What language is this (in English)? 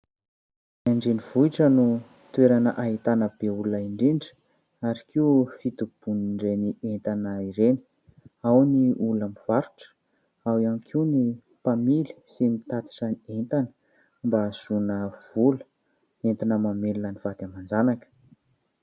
Malagasy